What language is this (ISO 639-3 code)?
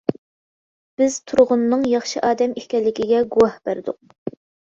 uig